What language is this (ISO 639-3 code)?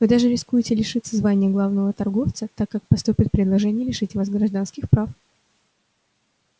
rus